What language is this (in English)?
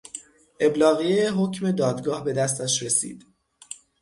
Persian